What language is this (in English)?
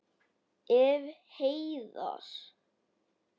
Icelandic